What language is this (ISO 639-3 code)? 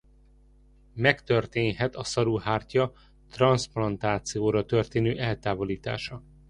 hun